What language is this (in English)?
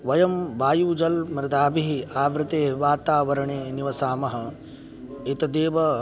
Sanskrit